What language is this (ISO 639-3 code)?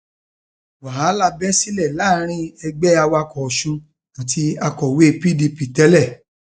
yor